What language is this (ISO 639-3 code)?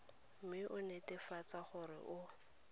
tsn